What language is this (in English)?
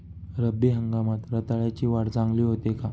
Marathi